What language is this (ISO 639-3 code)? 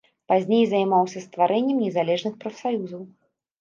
bel